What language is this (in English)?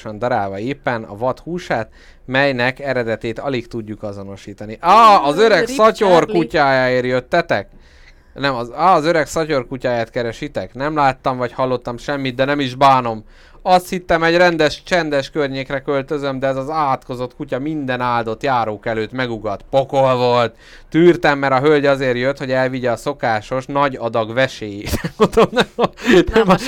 Hungarian